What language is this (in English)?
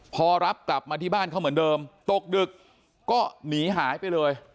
Thai